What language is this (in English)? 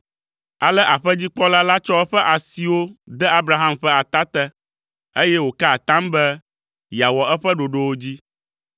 Ewe